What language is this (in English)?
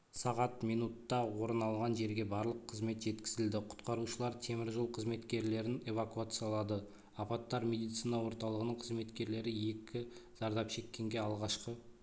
Kazakh